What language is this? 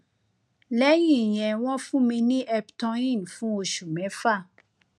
Yoruba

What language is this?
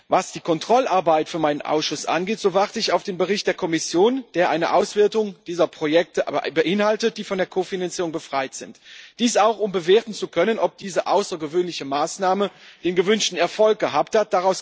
German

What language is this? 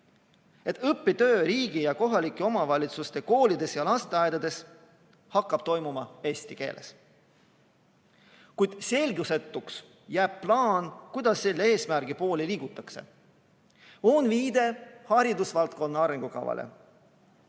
Estonian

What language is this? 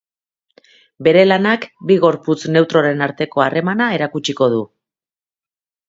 Basque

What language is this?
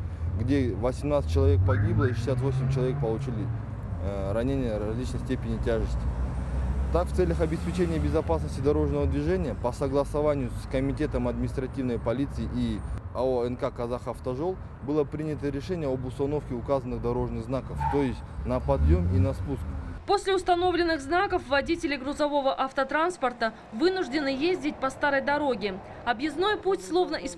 Russian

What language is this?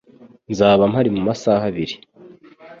Kinyarwanda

